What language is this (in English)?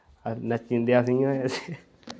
Dogri